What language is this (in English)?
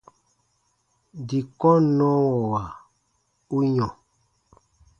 Baatonum